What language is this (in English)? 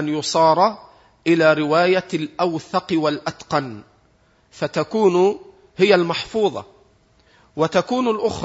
Arabic